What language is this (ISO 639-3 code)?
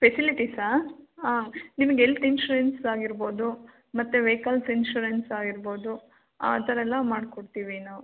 kan